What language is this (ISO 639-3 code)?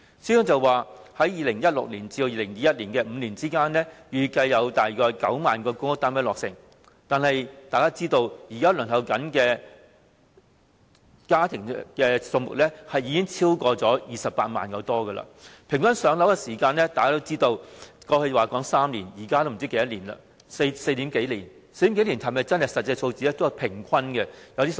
yue